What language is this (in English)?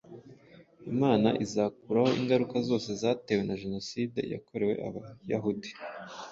Kinyarwanda